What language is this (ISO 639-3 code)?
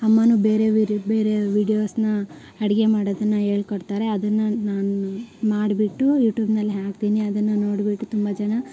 kan